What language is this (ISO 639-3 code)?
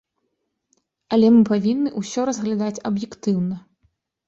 bel